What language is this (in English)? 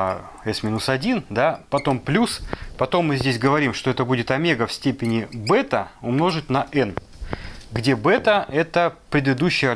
Russian